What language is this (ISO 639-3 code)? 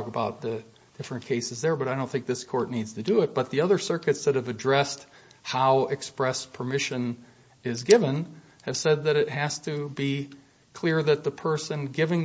eng